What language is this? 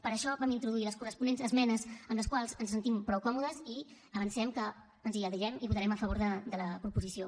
Catalan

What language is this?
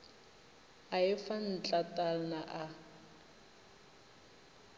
Northern Sotho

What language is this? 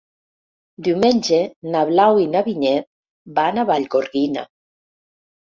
Catalan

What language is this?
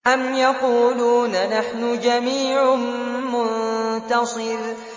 Arabic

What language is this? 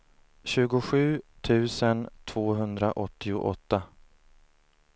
Swedish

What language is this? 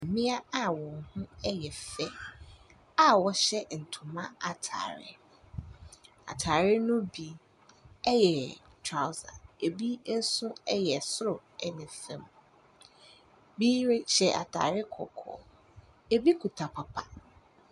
Akan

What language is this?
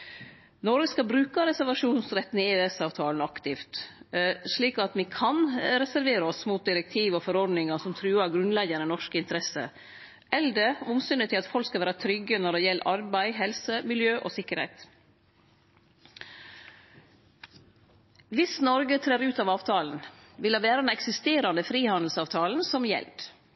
Norwegian Nynorsk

